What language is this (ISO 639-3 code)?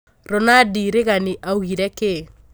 kik